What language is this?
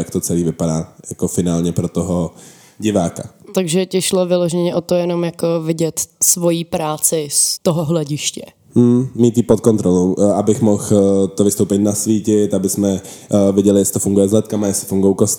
Czech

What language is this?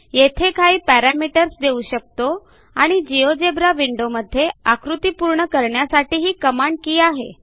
Marathi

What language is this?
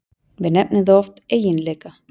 Icelandic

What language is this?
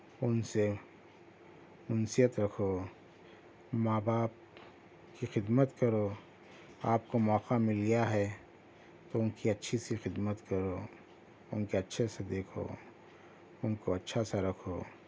Urdu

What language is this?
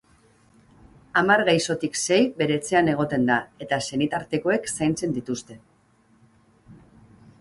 Basque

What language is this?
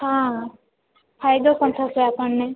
Gujarati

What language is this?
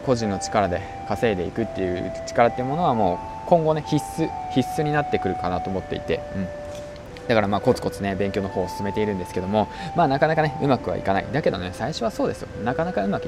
Japanese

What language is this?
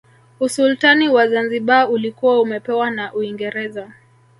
Swahili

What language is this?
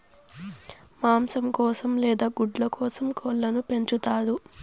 Telugu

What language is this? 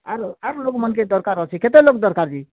Odia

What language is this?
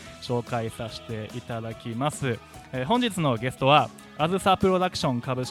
Japanese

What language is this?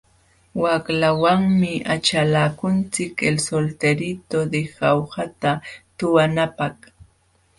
Jauja Wanca Quechua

